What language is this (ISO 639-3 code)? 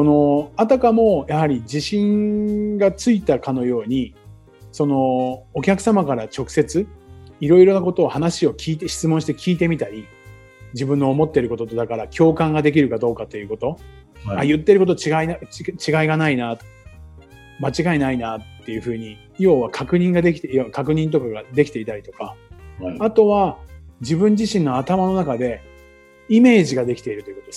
jpn